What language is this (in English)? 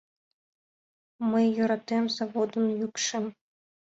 Mari